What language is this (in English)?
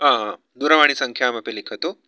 Sanskrit